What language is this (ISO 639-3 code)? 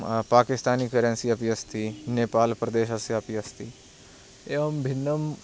san